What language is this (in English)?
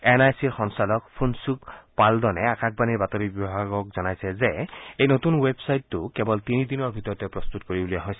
Assamese